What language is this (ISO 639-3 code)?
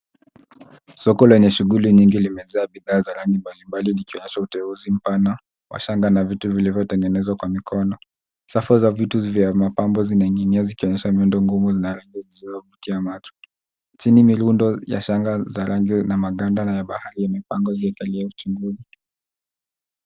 swa